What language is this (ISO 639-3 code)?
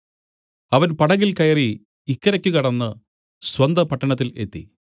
mal